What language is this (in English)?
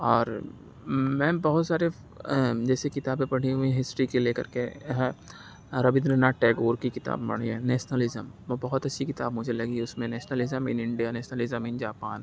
Urdu